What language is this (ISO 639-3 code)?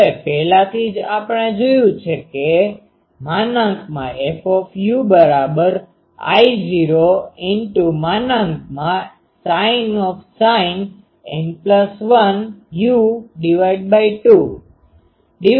guj